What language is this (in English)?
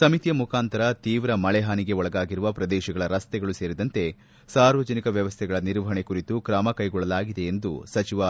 Kannada